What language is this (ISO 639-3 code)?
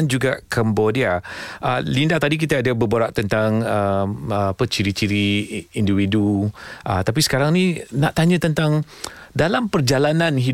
msa